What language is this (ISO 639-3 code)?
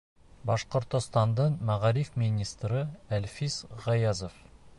bak